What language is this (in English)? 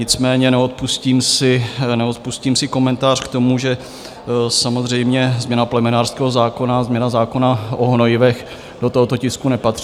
Czech